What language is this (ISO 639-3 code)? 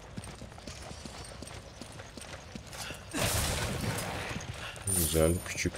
tur